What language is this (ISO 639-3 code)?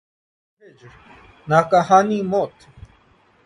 urd